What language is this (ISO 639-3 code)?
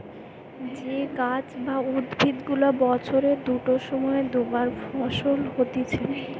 ben